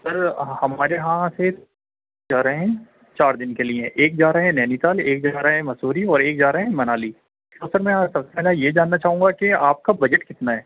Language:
Urdu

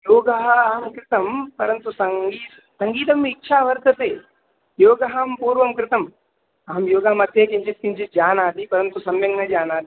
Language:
Sanskrit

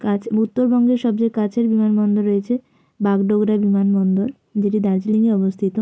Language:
Bangla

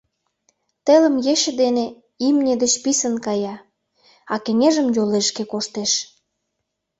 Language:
Mari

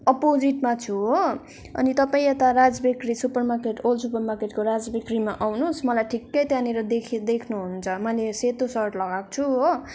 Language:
Nepali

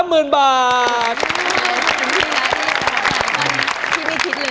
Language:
Thai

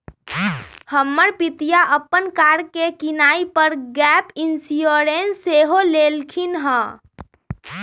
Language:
Magahi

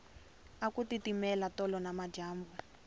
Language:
Tsonga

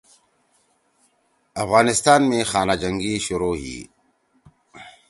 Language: Torwali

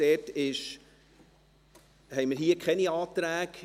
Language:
Swiss German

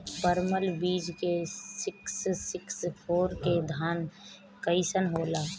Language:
Bhojpuri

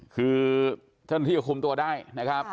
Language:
Thai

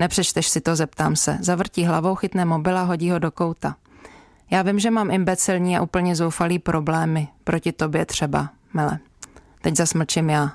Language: Czech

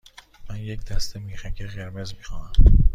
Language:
Persian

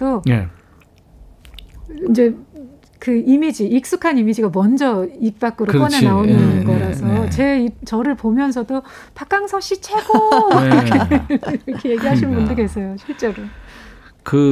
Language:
Korean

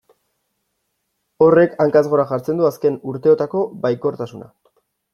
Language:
Basque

